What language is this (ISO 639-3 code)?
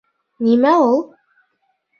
bak